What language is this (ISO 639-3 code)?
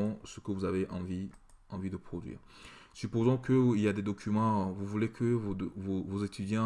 fra